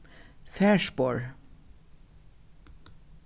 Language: Faroese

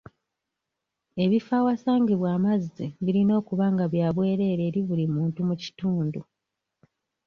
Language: Ganda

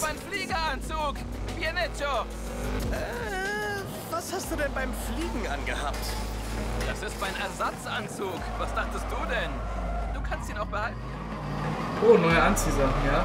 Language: German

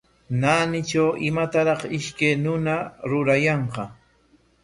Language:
Corongo Ancash Quechua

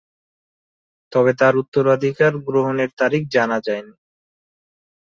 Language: Bangla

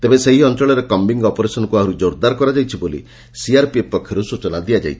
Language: Odia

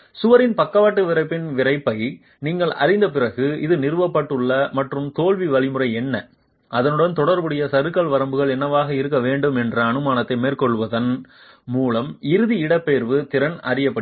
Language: Tamil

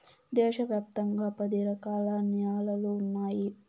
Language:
Telugu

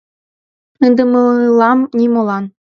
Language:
Mari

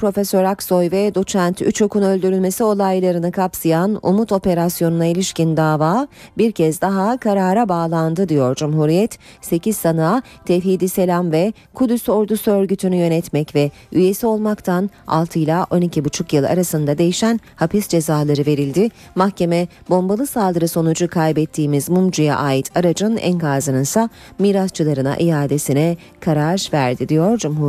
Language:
Turkish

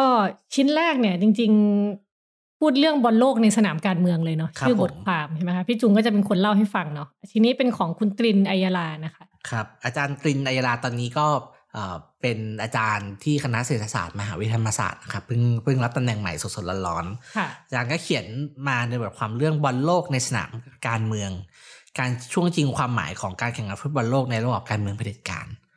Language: Thai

